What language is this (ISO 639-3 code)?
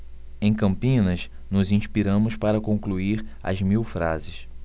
por